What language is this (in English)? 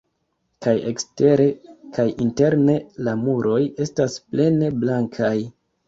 Esperanto